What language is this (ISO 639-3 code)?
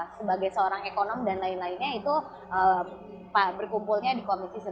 ind